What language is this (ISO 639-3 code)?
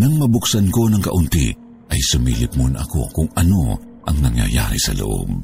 fil